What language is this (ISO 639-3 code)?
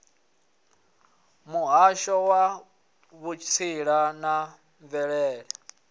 ven